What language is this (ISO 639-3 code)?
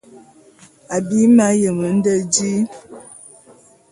bum